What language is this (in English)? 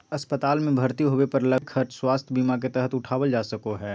Magahi